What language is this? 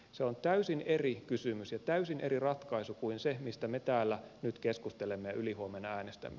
Finnish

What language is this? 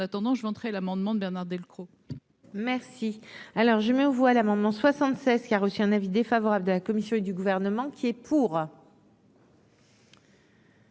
French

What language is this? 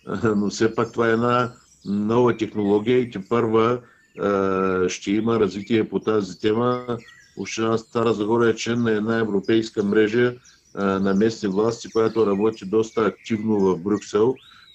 Bulgarian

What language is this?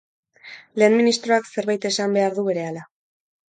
Basque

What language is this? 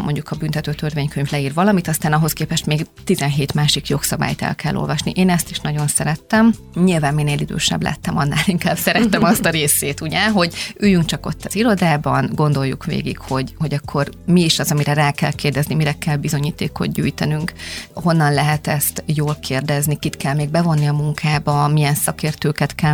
Hungarian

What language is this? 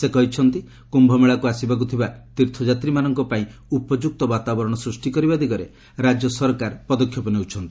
Odia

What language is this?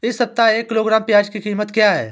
Hindi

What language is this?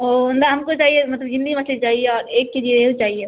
Urdu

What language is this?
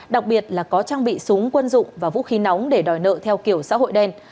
Vietnamese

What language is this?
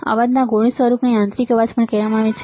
Gujarati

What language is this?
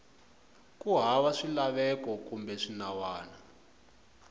Tsonga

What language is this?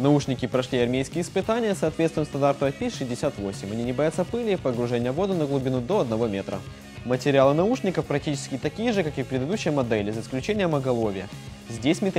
Russian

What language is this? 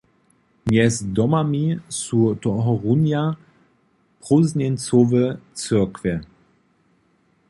Upper Sorbian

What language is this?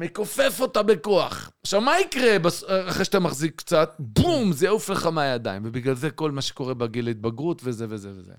Hebrew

